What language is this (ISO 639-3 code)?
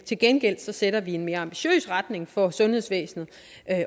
dan